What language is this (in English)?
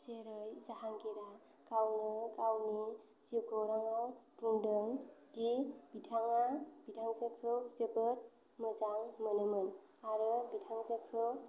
Bodo